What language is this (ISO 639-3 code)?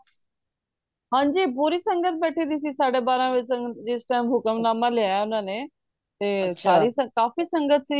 pan